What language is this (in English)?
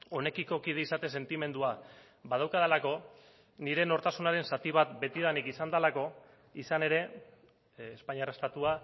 Basque